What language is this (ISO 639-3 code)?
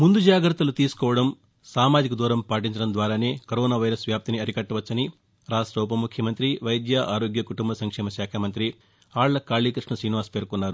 tel